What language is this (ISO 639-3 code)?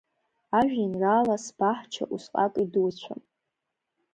abk